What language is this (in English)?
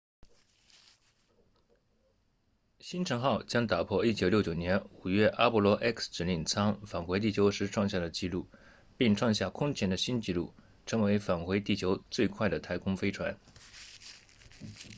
Chinese